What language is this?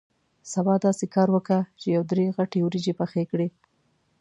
Pashto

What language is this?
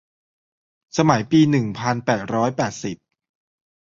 Thai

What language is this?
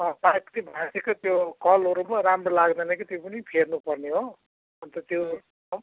Nepali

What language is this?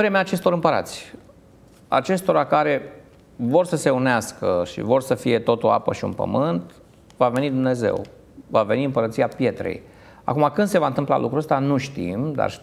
Romanian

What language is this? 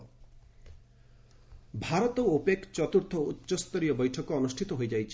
Odia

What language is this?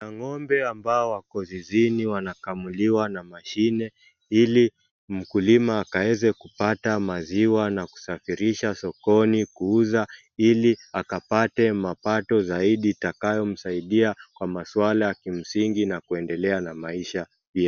Swahili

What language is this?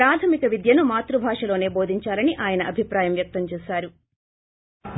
Telugu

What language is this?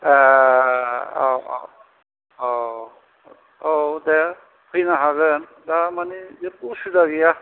Bodo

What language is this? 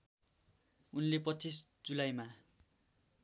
Nepali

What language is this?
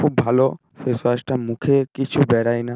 Bangla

